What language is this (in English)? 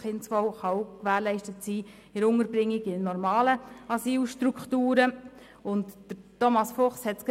Swiss German